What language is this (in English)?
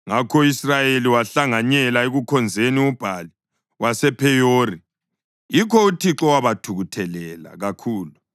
North Ndebele